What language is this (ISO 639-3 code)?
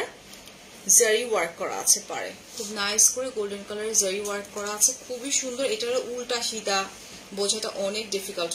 ben